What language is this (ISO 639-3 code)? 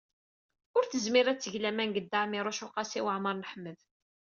kab